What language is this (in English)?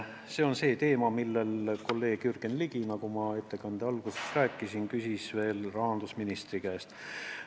Estonian